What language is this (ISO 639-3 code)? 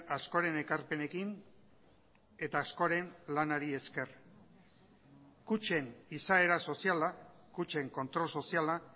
eus